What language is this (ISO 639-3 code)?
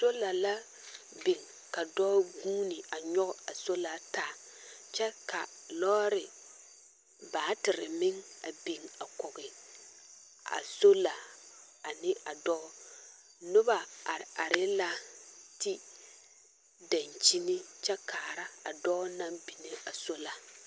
dga